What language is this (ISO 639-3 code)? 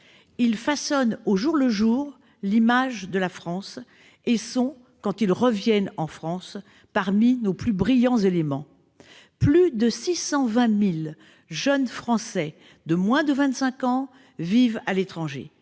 fra